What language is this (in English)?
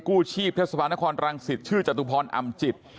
Thai